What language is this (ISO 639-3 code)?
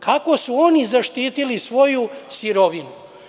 srp